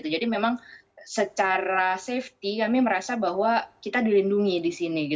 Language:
Indonesian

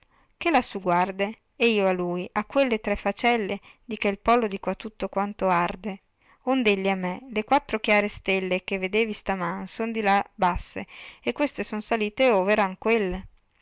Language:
Italian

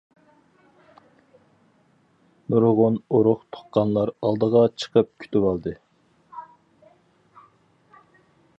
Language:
Uyghur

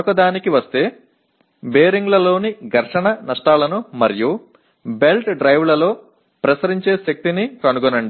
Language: Tamil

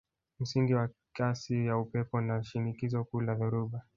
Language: Swahili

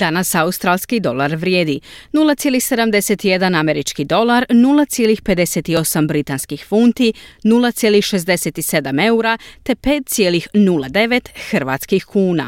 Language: Croatian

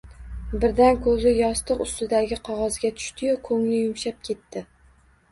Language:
Uzbek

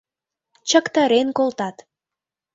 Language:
Mari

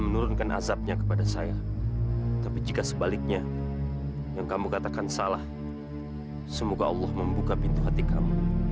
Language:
Indonesian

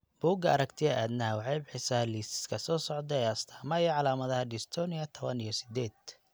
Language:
Somali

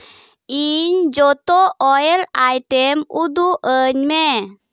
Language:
Santali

